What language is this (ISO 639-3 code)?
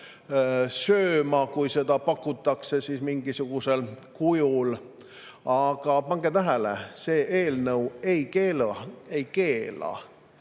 est